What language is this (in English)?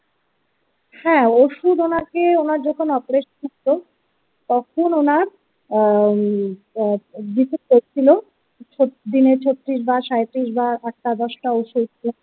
Bangla